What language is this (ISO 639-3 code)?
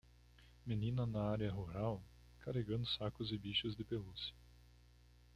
por